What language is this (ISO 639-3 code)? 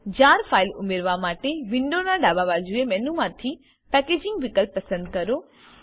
guj